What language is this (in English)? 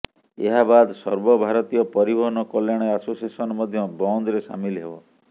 Odia